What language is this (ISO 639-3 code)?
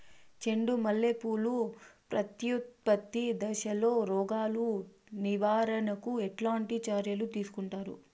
tel